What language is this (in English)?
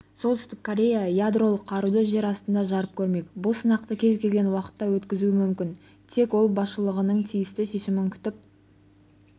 Kazakh